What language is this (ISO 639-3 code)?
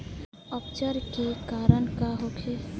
bho